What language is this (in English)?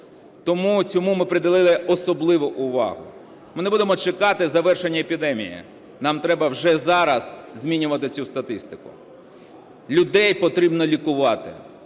Ukrainian